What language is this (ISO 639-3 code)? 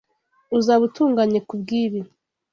kin